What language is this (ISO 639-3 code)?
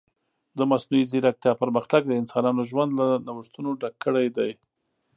pus